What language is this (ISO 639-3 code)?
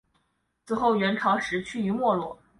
zho